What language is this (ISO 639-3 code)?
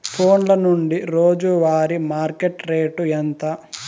tel